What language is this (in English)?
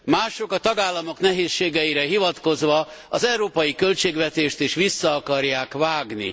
Hungarian